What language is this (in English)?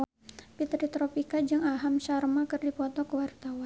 Sundanese